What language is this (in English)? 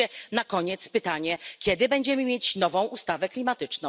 Polish